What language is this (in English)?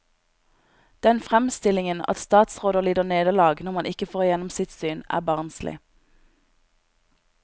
Norwegian